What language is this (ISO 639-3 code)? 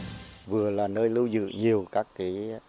vie